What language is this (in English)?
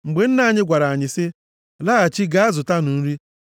Igbo